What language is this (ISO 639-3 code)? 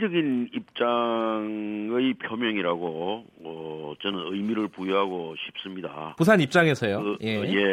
kor